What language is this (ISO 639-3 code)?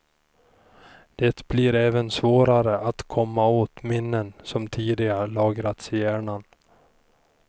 swe